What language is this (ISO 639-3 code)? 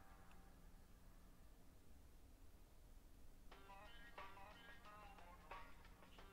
fra